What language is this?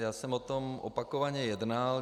Czech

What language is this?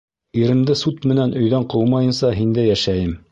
Bashkir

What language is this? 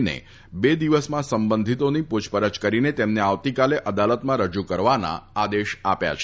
Gujarati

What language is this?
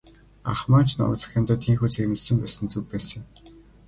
Mongolian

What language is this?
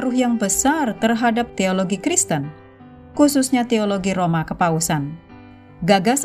Indonesian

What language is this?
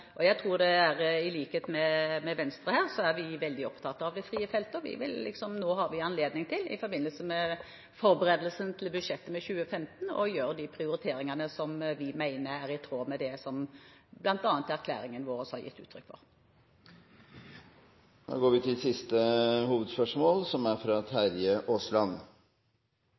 Norwegian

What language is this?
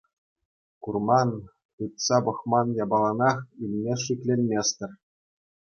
Chuvash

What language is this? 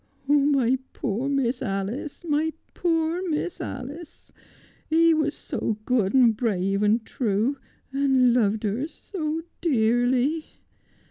English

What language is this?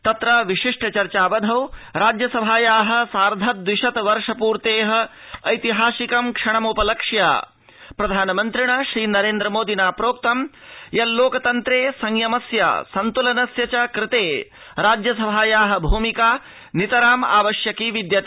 Sanskrit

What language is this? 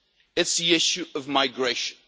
English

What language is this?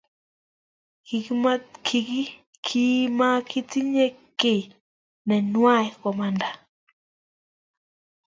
Kalenjin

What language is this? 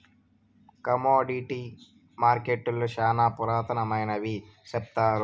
Telugu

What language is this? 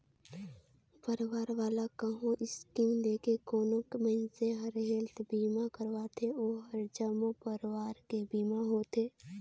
Chhattisgarhi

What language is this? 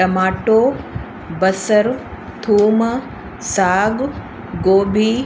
Sindhi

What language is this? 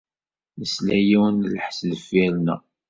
Kabyle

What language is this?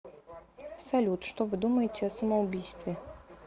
Russian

